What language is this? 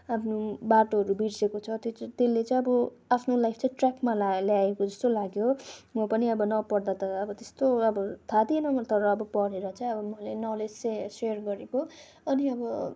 Nepali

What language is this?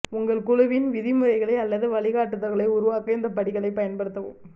Tamil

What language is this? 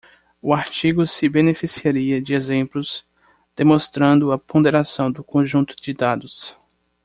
Portuguese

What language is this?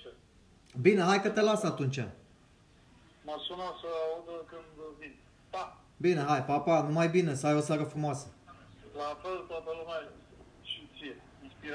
Romanian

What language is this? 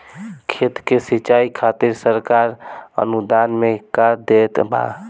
Bhojpuri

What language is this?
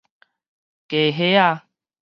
Min Nan Chinese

